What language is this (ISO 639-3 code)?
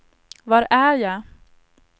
swe